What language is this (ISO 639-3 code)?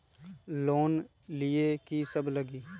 mag